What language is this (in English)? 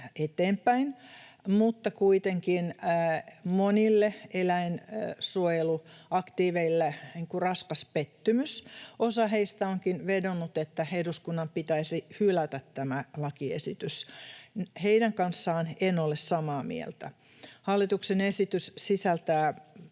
Finnish